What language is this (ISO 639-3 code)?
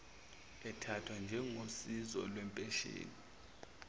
zul